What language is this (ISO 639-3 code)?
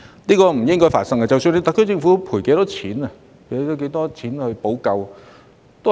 yue